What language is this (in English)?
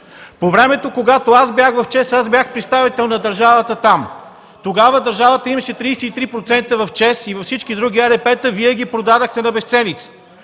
Bulgarian